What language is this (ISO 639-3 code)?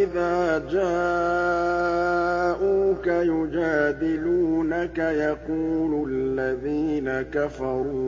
ara